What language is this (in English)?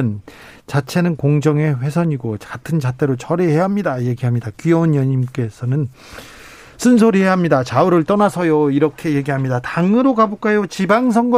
Korean